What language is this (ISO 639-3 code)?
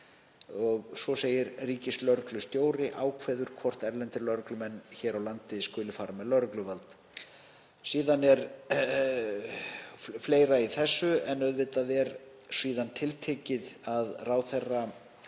isl